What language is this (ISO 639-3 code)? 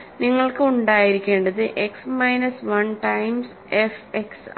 mal